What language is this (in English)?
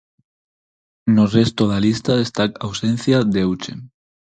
Galician